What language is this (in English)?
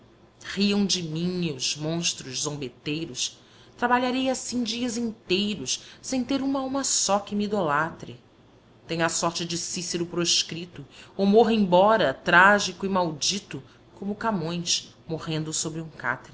Portuguese